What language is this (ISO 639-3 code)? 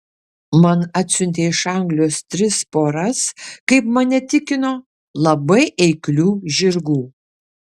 lit